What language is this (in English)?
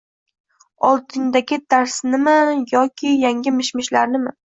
Uzbek